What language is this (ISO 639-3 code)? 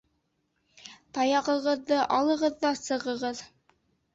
bak